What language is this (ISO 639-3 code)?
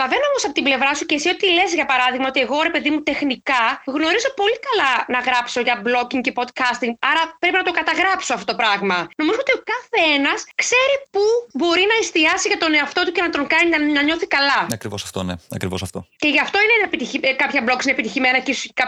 ell